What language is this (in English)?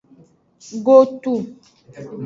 Aja (Benin)